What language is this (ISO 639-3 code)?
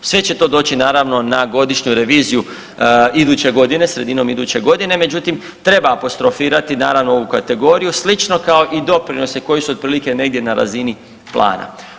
hrv